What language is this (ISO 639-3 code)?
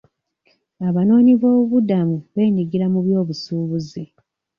lug